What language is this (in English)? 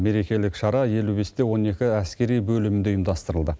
Kazakh